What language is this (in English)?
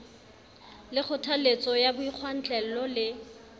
Southern Sotho